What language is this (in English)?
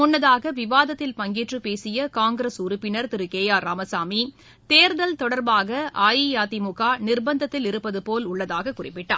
Tamil